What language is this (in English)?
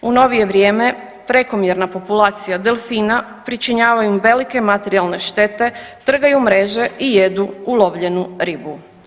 Croatian